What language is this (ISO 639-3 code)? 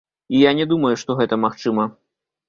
bel